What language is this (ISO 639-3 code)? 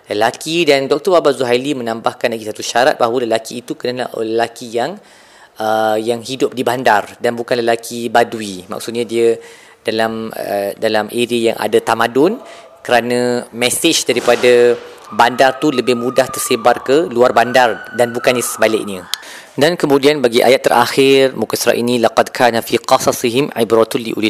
msa